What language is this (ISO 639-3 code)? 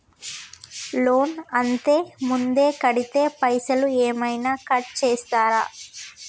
tel